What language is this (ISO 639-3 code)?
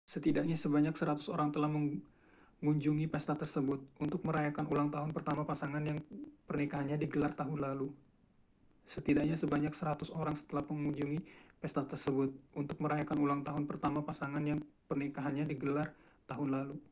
ind